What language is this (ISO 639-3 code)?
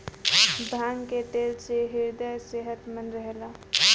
bho